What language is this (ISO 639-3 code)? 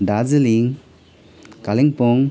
nep